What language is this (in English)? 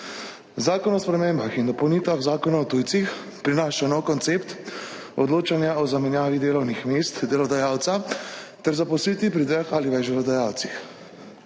Slovenian